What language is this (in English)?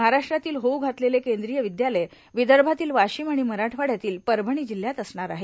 Marathi